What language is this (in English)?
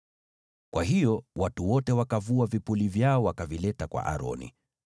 Swahili